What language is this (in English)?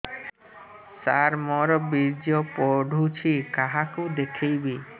Odia